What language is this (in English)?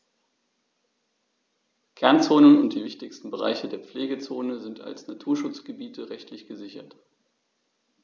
German